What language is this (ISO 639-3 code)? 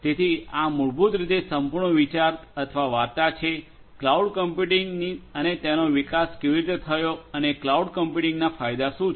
guj